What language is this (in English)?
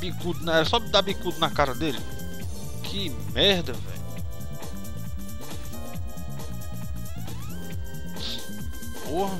Portuguese